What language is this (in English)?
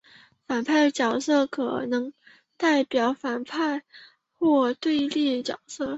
Chinese